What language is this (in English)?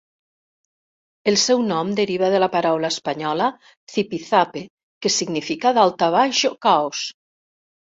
Catalan